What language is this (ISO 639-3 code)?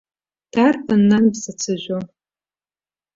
abk